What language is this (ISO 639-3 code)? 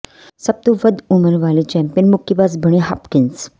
pan